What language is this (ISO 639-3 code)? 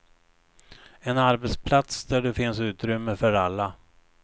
swe